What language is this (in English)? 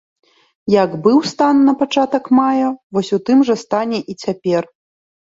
Belarusian